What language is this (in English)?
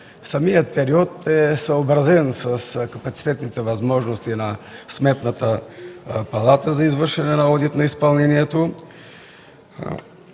Bulgarian